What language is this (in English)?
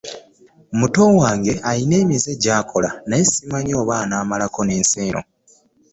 Ganda